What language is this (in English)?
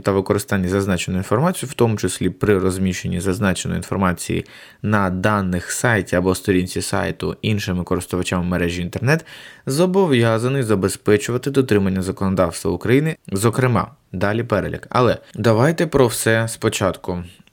Ukrainian